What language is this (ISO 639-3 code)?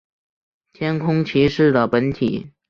zho